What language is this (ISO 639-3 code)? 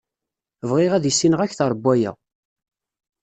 kab